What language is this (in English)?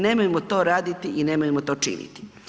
Croatian